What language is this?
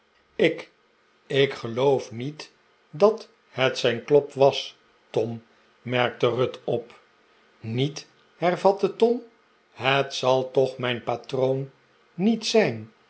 Dutch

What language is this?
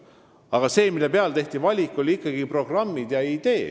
Estonian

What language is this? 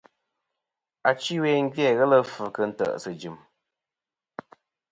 Kom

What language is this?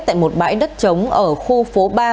Vietnamese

